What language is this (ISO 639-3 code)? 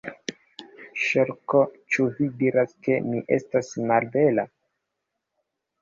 epo